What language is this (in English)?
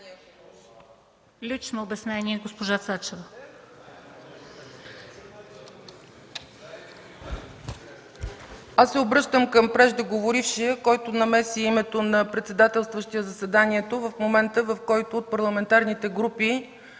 Bulgarian